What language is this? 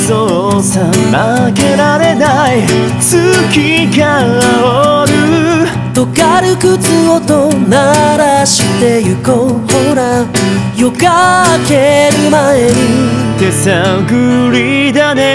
Japanese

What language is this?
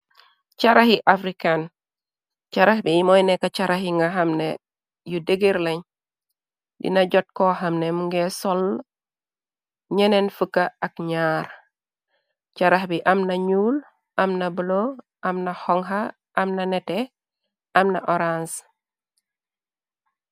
Wolof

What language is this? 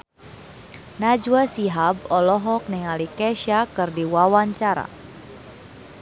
Sundanese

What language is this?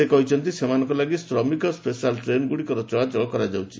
Odia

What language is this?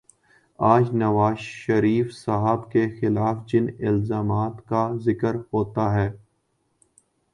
Urdu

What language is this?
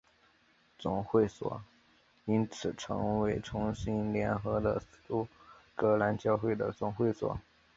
Chinese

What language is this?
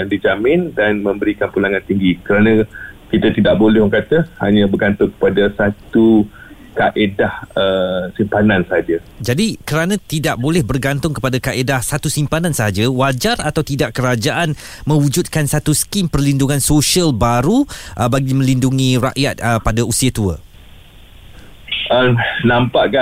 Malay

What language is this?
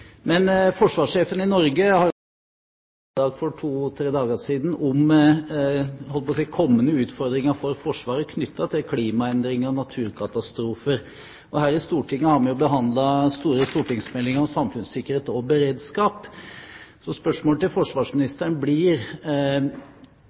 Norwegian Bokmål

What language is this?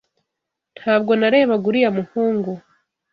Kinyarwanda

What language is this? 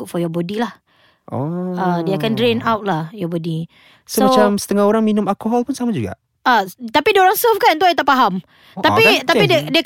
Malay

